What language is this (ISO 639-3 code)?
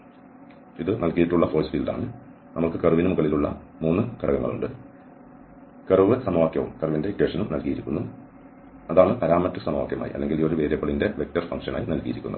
mal